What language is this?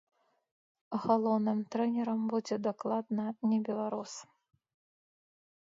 Belarusian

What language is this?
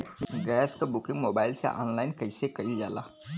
Bhojpuri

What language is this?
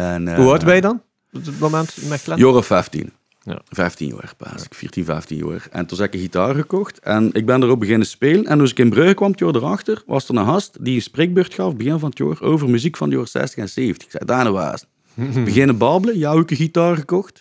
Dutch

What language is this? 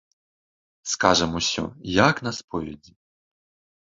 Belarusian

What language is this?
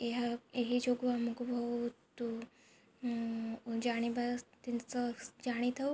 Odia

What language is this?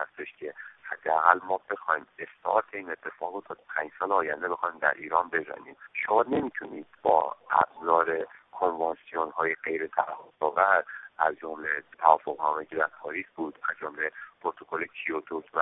Persian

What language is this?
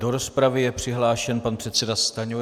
Czech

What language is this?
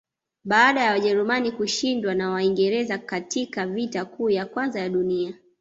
Swahili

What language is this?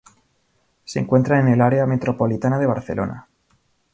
Spanish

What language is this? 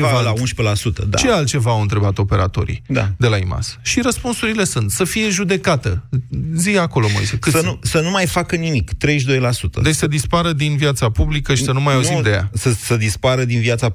Romanian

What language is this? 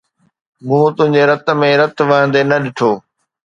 Sindhi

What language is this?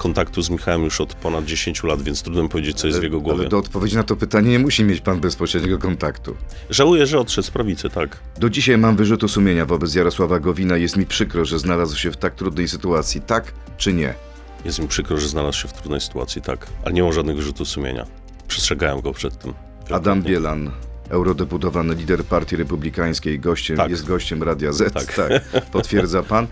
Polish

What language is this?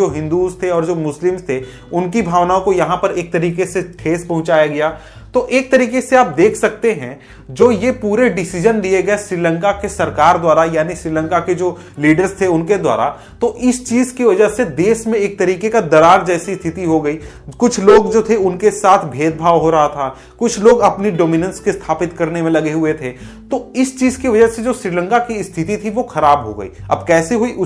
Hindi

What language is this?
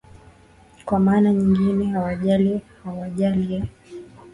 Swahili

